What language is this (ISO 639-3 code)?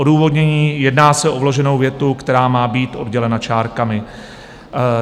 ces